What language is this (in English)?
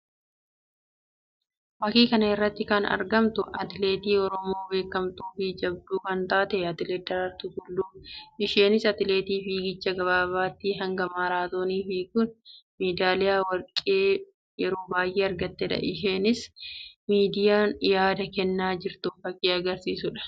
Oromo